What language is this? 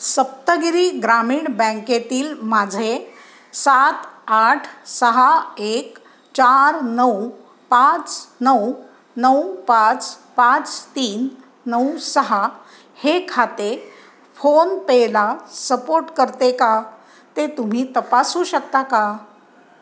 Marathi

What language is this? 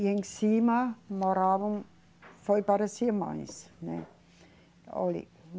Portuguese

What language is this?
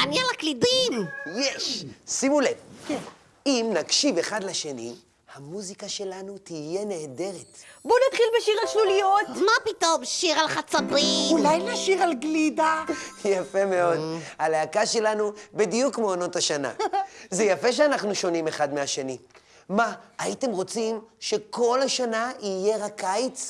Hebrew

